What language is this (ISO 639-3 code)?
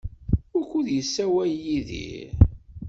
kab